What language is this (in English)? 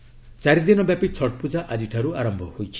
Odia